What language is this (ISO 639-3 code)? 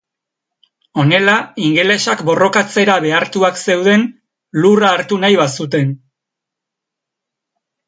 eus